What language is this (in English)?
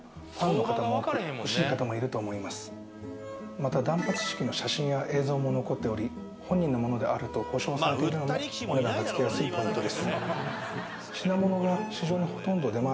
Japanese